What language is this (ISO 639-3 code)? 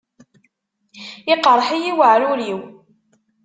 kab